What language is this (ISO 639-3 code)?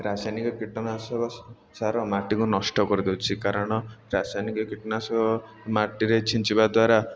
ori